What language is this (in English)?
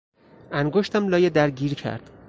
Persian